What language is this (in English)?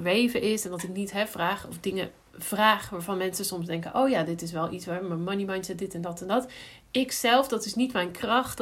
Dutch